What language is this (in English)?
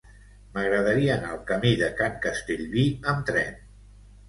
Catalan